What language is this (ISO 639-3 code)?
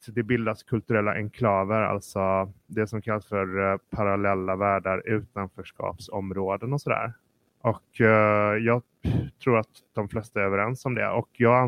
swe